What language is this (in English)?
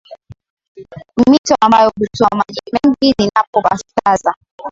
Swahili